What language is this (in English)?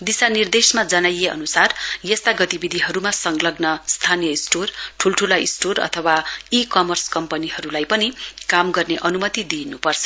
Nepali